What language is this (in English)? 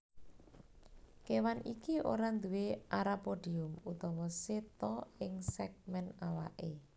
Javanese